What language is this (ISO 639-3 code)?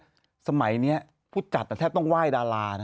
tha